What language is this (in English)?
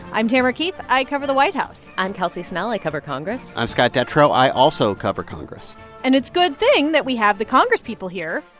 English